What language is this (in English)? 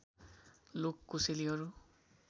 Nepali